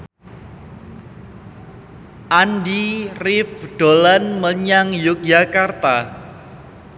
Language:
Javanese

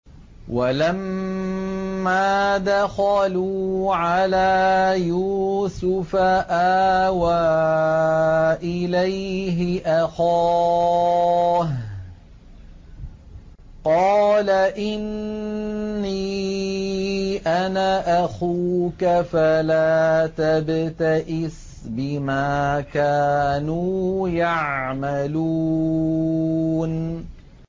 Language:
Arabic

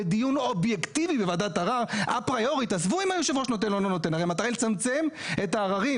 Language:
Hebrew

